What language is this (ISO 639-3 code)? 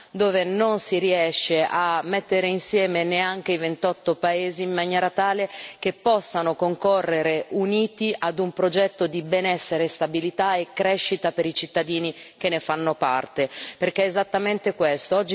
ita